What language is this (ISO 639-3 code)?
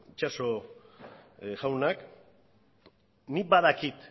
eus